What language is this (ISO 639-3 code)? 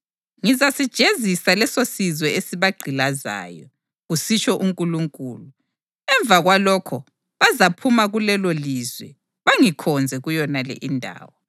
nde